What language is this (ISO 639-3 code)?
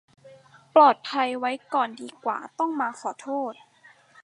tha